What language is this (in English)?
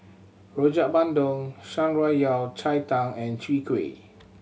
English